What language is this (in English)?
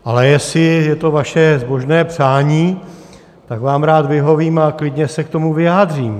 Czech